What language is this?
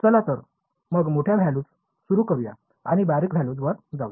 Marathi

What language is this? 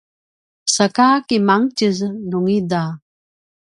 Paiwan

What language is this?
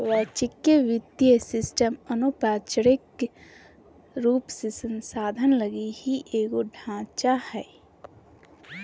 Magahi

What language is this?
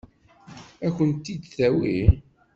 Kabyle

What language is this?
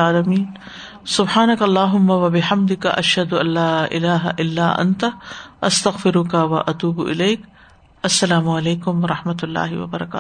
Urdu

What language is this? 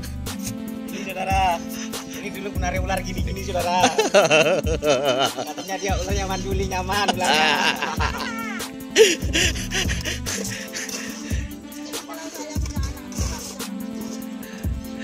Indonesian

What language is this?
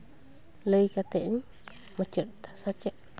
Santali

